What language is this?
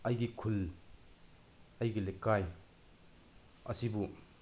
Manipuri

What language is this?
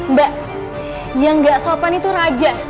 Indonesian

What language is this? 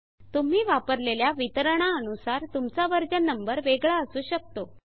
Marathi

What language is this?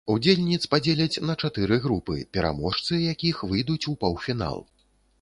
Belarusian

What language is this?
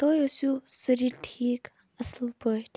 Kashmiri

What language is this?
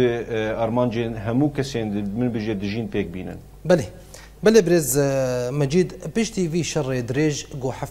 Arabic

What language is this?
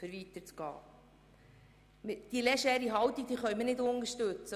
Swiss German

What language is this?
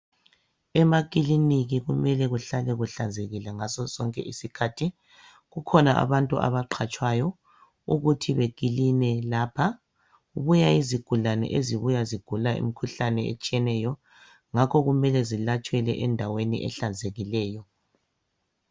North Ndebele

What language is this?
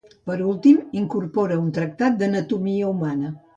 Catalan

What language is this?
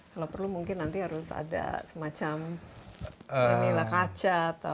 Indonesian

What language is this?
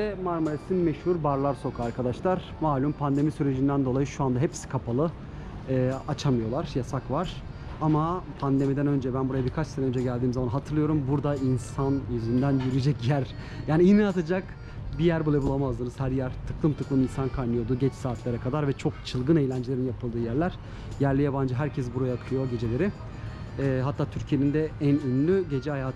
Turkish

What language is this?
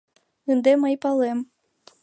Mari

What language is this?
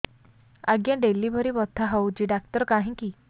Odia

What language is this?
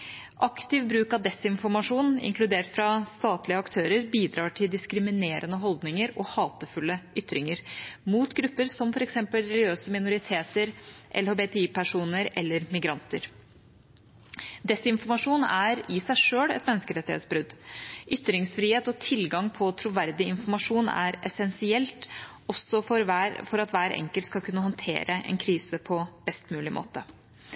Norwegian Bokmål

